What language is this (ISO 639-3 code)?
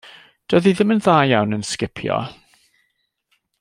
cym